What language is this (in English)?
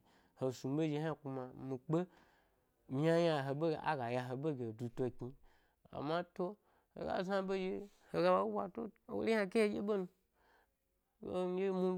Gbari